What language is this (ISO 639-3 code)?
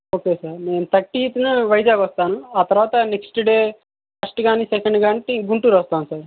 tel